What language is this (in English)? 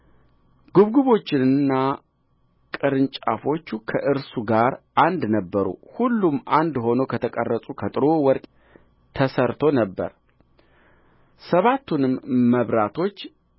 Amharic